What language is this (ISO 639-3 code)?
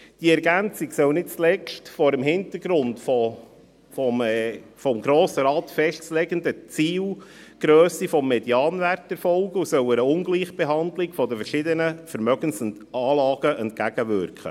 gsw